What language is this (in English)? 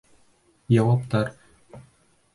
Bashkir